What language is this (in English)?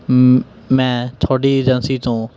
Punjabi